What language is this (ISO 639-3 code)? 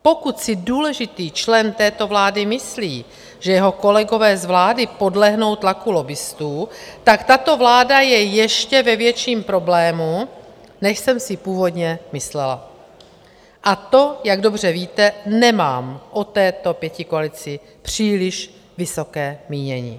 ces